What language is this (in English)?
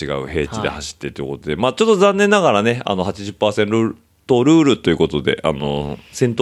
Japanese